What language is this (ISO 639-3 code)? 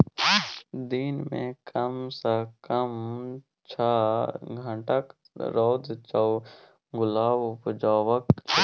mai